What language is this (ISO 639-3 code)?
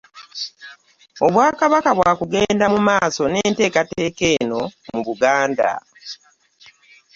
lug